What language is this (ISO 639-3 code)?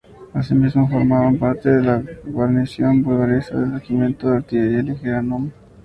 spa